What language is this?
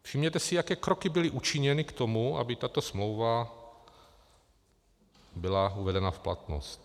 Czech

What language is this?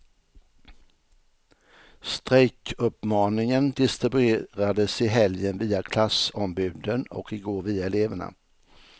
Swedish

